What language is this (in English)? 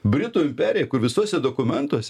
Lithuanian